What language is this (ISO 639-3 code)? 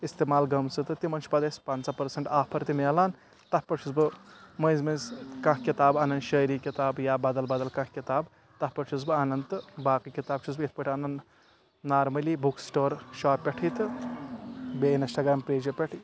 kas